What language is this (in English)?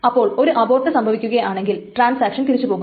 Malayalam